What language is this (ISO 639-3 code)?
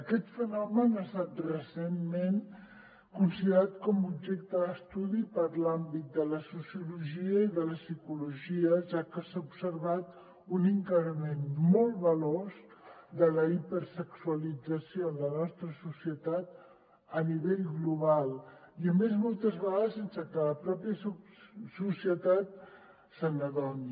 cat